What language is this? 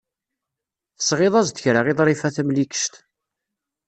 Kabyle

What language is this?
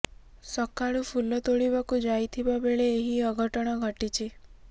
Odia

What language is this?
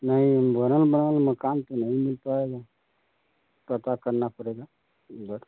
Hindi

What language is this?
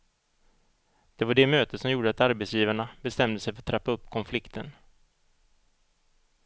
Swedish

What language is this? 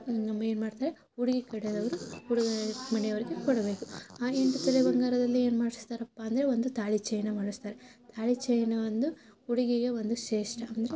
Kannada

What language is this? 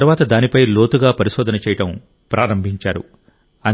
Telugu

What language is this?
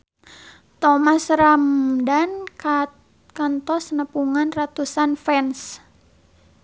Sundanese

